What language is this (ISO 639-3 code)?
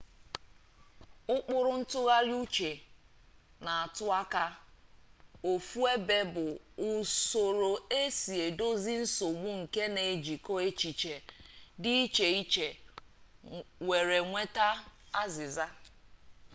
ibo